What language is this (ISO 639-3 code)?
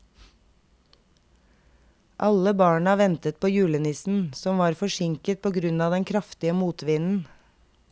nor